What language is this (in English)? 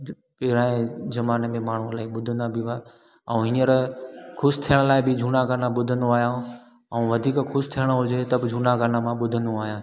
Sindhi